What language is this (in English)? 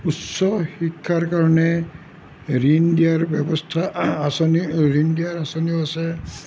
Assamese